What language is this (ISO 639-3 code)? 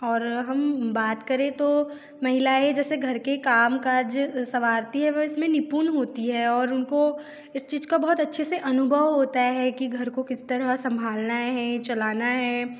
hin